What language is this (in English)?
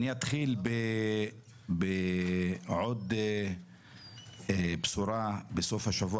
Hebrew